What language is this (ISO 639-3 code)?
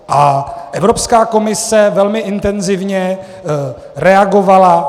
ces